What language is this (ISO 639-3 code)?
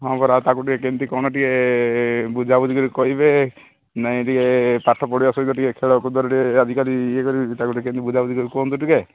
ori